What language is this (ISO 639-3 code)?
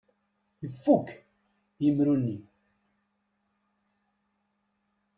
kab